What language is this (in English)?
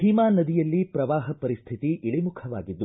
Kannada